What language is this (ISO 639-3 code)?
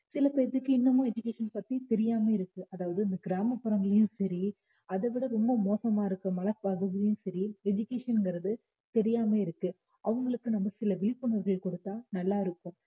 tam